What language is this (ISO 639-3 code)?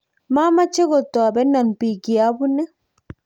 kln